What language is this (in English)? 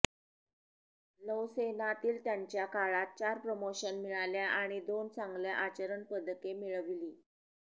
Marathi